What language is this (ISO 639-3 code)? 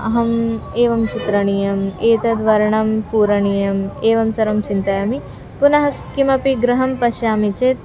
san